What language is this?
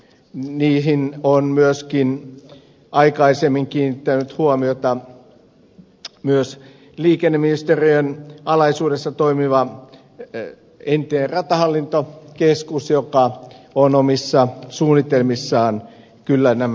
Finnish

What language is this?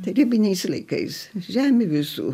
Lithuanian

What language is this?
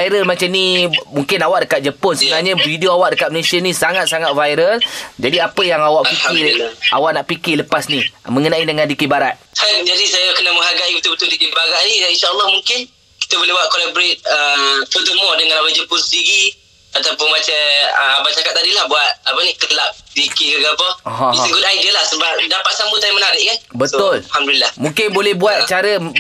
Malay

